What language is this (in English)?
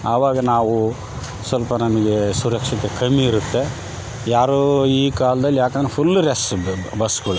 Kannada